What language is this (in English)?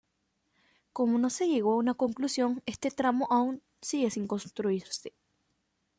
Spanish